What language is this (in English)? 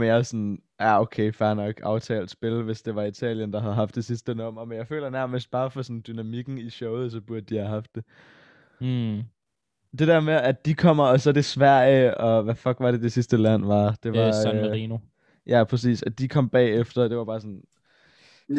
Danish